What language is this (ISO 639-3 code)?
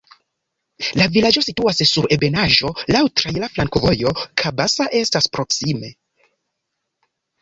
epo